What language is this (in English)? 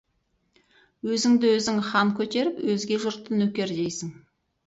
Kazakh